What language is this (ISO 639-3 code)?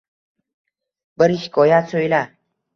uzb